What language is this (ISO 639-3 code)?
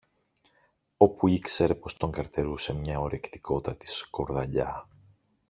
ell